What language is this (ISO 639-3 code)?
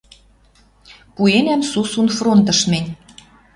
mrj